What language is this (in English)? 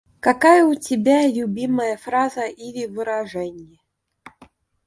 Russian